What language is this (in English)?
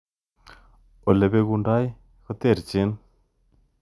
Kalenjin